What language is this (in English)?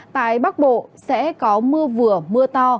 Vietnamese